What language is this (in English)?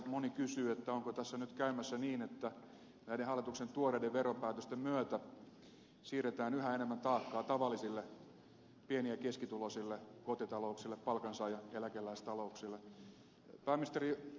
Finnish